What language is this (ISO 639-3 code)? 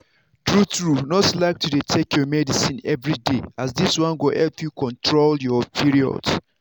pcm